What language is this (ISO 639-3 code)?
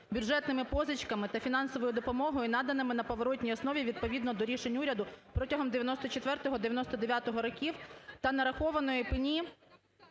ukr